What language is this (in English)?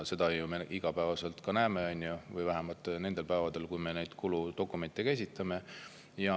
Estonian